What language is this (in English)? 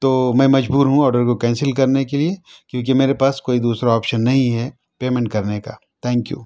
Urdu